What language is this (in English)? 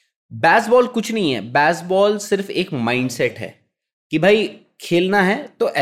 Hindi